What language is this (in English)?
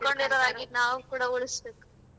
Kannada